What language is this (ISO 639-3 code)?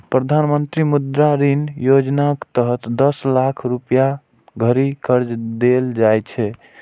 mai